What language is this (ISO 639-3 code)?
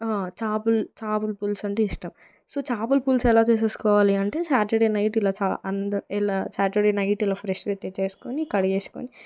tel